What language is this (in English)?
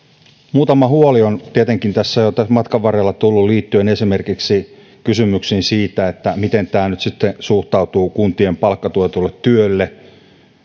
Finnish